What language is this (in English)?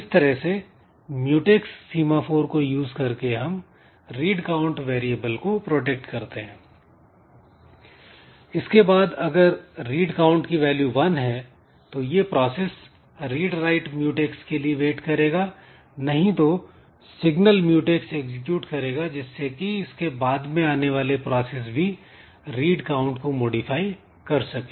Hindi